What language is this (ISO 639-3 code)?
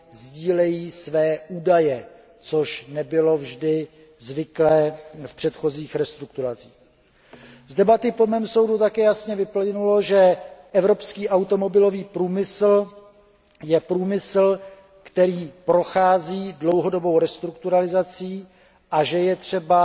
ces